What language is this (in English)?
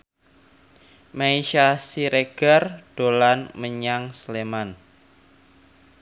Javanese